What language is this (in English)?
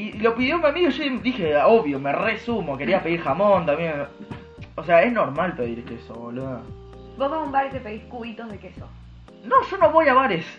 Spanish